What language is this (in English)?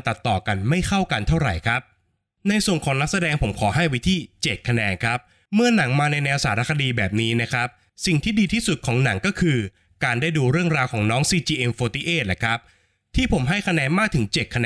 Thai